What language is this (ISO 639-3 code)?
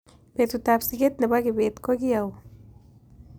kln